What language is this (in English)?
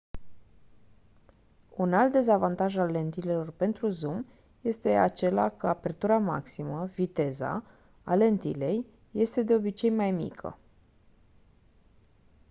Romanian